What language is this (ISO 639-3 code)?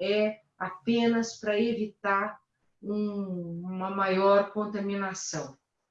por